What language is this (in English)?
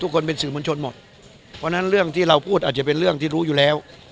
Thai